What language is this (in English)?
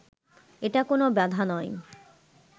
Bangla